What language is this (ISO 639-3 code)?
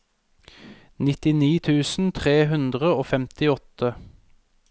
nor